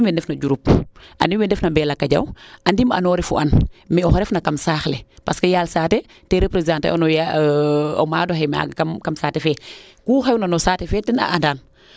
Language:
Serer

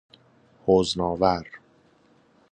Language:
Persian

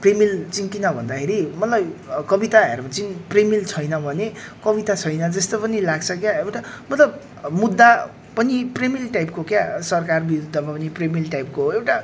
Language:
Nepali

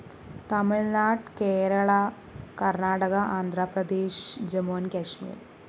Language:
Malayalam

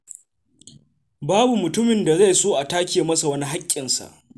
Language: Hausa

